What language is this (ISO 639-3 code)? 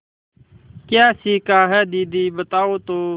hin